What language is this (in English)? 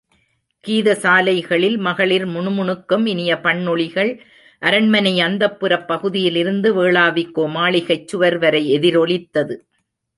Tamil